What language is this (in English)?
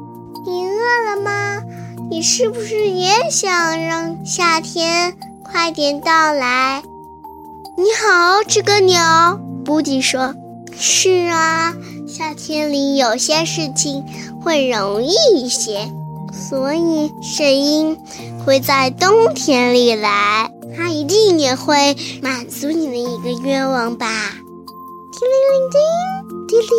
Chinese